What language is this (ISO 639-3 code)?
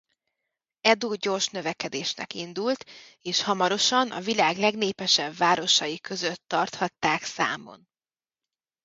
hun